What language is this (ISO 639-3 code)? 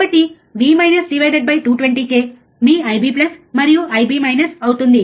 tel